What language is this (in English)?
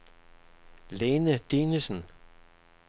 Danish